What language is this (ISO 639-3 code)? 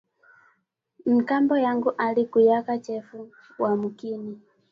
swa